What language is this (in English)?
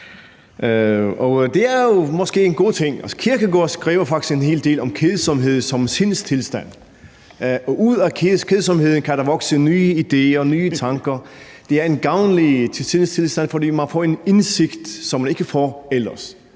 Danish